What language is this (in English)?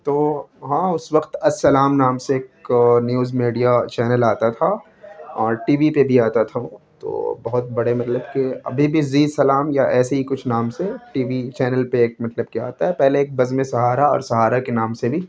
Urdu